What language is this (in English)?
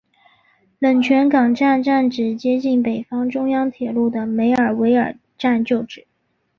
Chinese